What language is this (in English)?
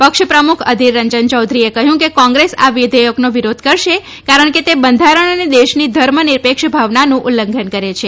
Gujarati